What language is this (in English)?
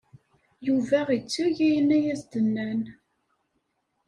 Kabyle